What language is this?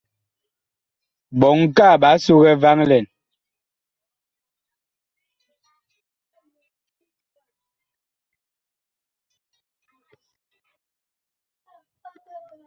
Bakoko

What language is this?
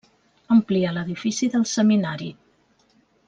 Catalan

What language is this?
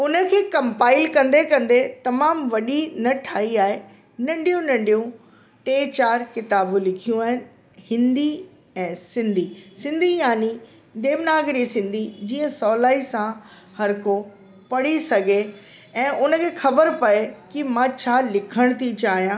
Sindhi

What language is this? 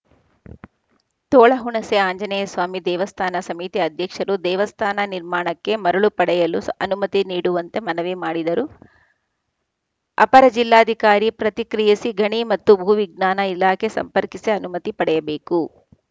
Kannada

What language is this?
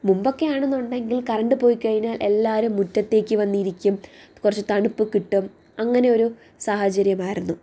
Malayalam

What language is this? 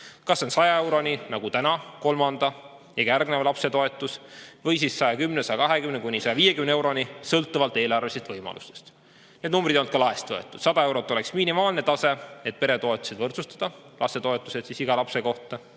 Estonian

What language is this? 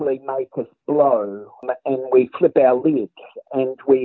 Indonesian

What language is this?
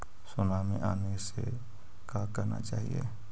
Magahi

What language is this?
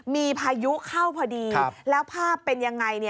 Thai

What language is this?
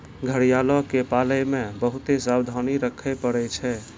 Maithili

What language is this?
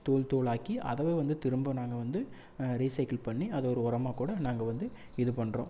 Tamil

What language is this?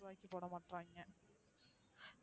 Tamil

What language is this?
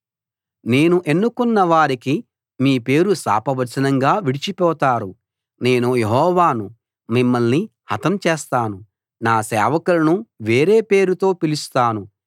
Telugu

